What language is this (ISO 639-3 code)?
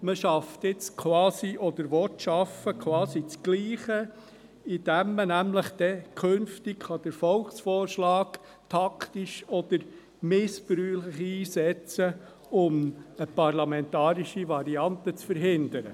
gsw